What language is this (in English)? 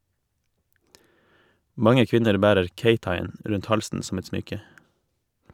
Norwegian